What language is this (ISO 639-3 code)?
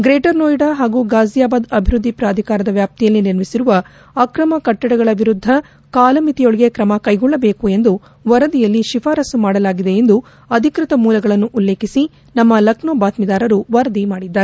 kan